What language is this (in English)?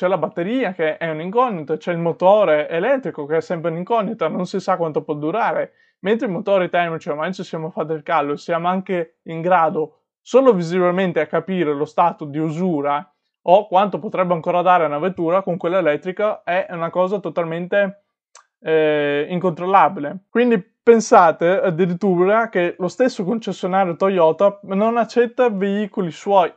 Italian